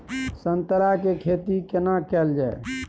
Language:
Maithili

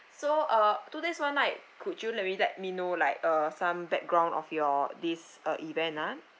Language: English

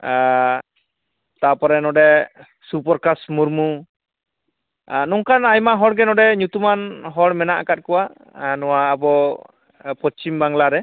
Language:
Santali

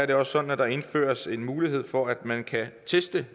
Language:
Danish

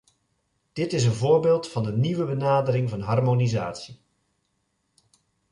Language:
Dutch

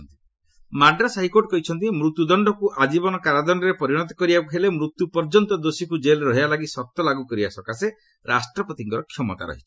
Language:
Odia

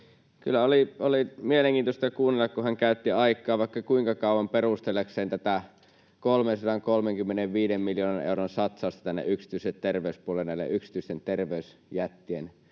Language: Finnish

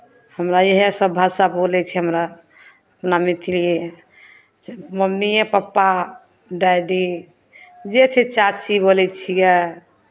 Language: Maithili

